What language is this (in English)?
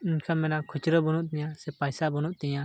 Santali